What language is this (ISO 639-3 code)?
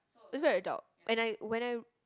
eng